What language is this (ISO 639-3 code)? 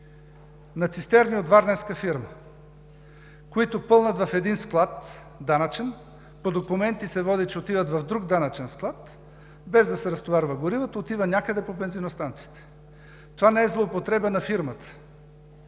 bul